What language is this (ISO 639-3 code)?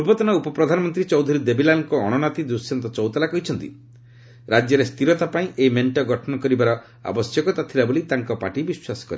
ori